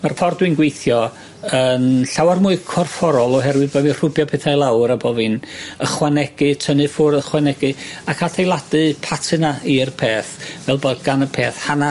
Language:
Welsh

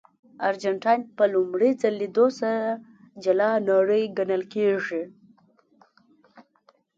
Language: Pashto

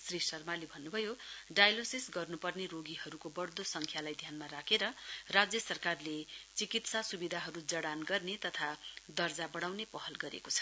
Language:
Nepali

